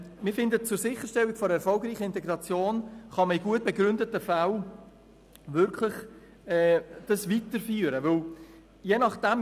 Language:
Swiss German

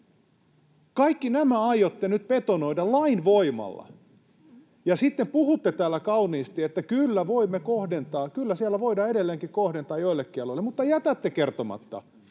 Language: Finnish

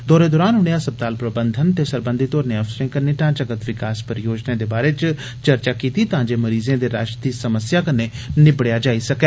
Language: Dogri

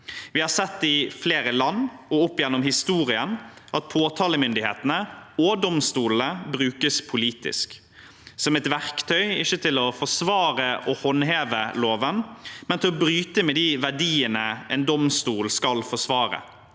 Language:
Norwegian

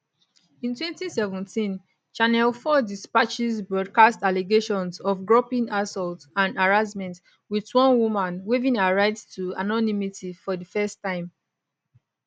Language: Nigerian Pidgin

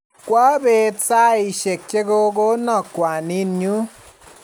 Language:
Kalenjin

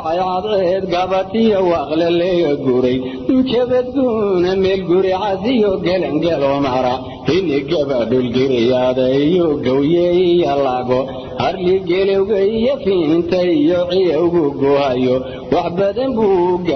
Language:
Somali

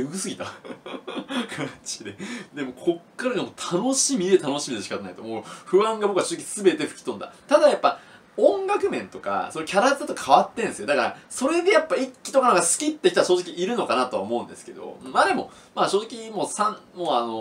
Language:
Japanese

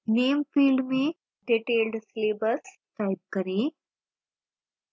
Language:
Hindi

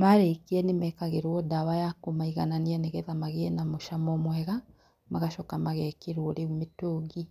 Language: Kikuyu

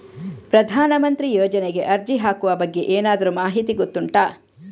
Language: Kannada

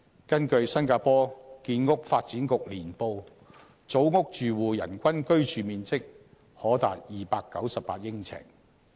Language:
Cantonese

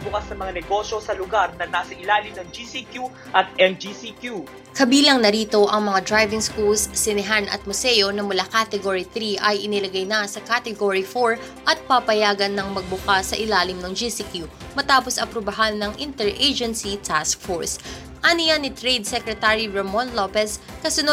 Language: Filipino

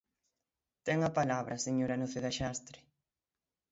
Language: Galician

